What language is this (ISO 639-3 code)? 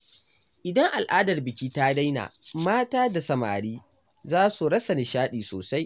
hau